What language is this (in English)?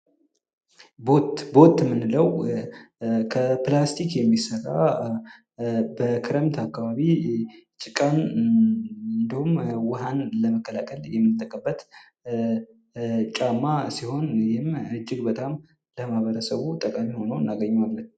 Amharic